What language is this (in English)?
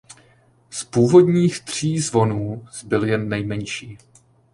Czech